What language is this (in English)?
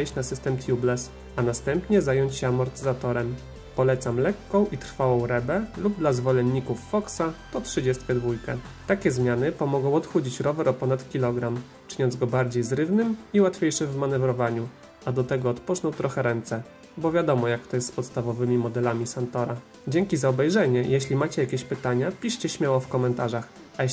Polish